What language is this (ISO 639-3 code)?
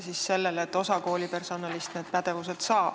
est